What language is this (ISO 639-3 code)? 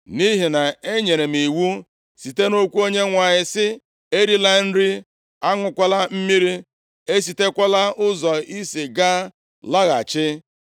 ibo